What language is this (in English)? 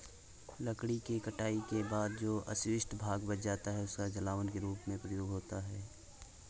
Hindi